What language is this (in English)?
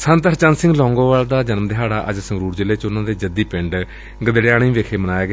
Punjabi